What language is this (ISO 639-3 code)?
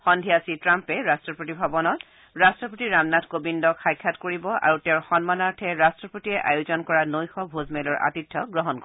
asm